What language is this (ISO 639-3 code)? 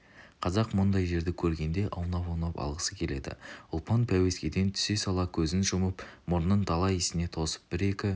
kaz